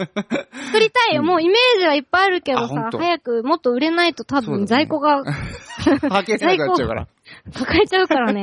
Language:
Japanese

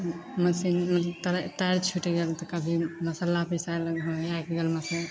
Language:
Maithili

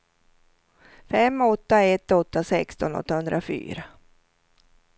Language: Swedish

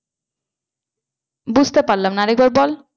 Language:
Bangla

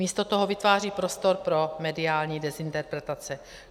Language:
Czech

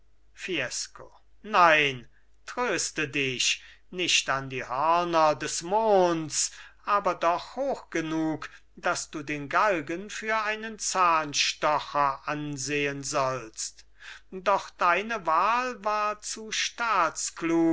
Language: German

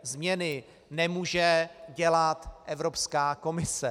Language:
Czech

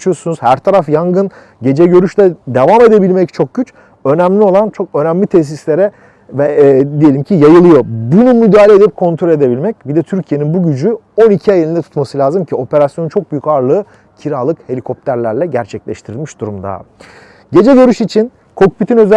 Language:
Turkish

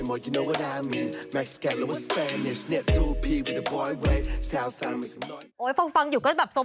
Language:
Thai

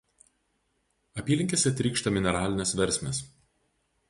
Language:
Lithuanian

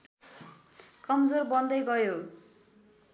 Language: Nepali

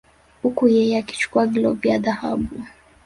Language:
Swahili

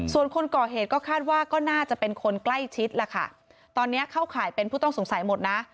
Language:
Thai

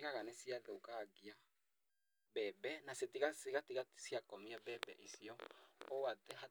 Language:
Kikuyu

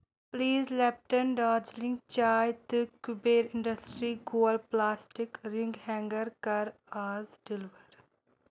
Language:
Kashmiri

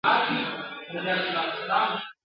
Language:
Pashto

